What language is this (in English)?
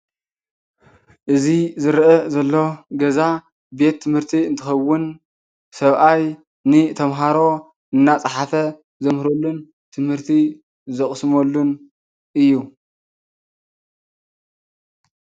Tigrinya